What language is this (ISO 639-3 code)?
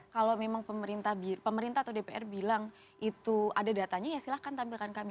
ind